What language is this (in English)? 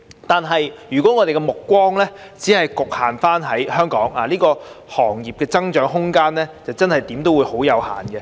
Cantonese